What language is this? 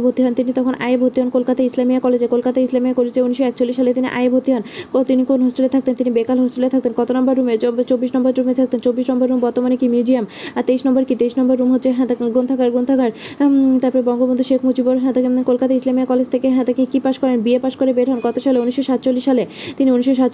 Bangla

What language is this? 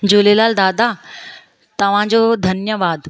Sindhi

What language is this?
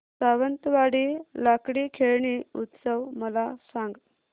Marathi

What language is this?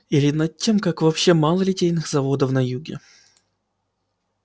Russian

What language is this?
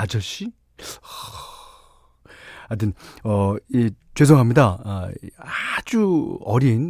Korean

